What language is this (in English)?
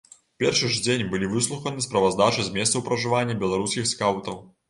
Belarusian